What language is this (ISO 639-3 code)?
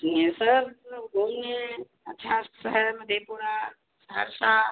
hin